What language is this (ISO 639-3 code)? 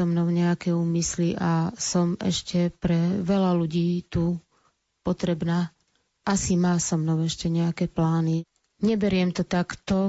slk